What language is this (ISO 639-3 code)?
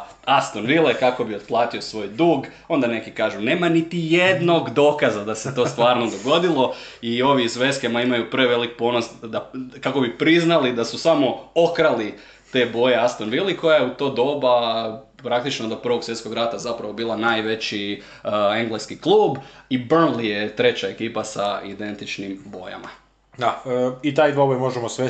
hrv